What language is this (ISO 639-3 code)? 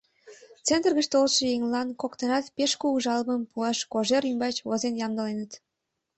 chm